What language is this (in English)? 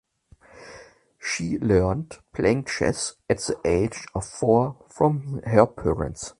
English